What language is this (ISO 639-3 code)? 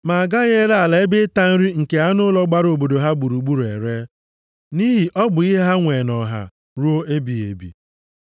ibo